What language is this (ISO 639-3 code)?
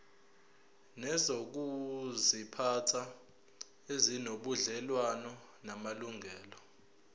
zul